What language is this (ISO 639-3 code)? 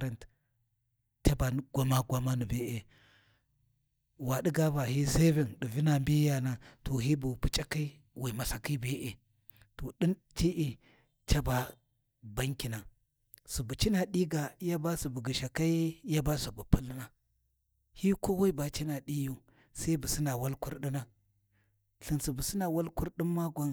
wji